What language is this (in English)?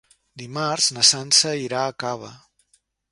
Catalan